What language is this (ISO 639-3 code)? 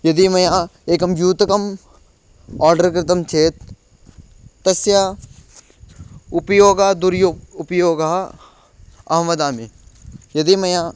san